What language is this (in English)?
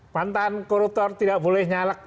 Indonesian